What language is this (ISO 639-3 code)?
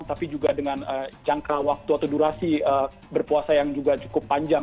ind